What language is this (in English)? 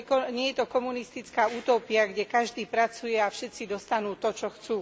Slovak